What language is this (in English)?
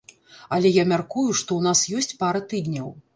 Belarusian